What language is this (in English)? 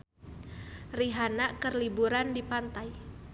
Sundanese